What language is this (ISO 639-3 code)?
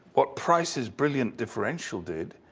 eng